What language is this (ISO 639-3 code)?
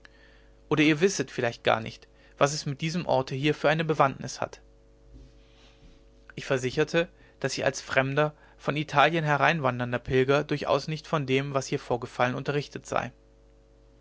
deu